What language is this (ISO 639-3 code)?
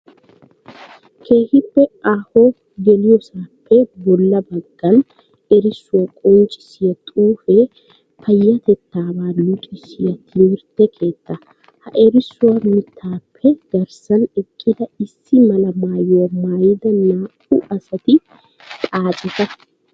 wal